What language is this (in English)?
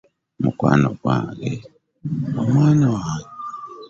Ganda